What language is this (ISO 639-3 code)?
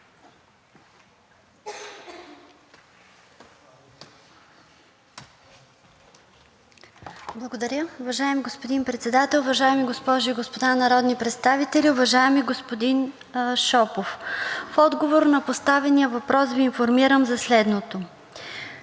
bul